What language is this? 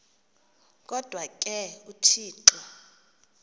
Xhosa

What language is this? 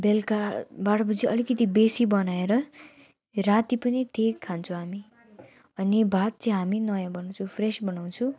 Nepali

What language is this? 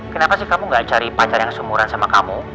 Indonesian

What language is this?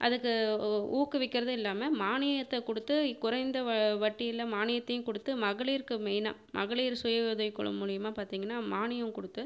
Tamil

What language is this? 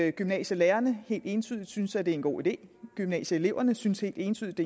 Danish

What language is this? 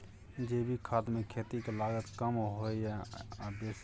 Maithili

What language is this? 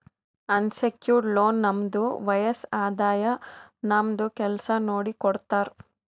Kannada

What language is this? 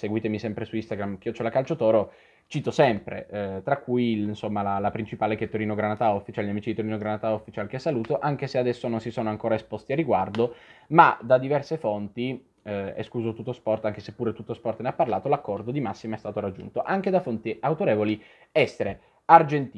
Italian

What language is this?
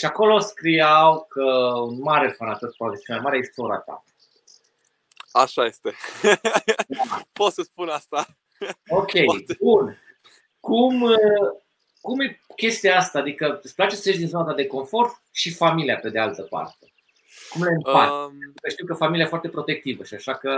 Romanian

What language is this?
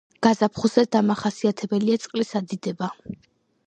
Georgian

